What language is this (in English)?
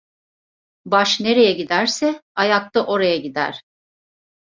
Turkish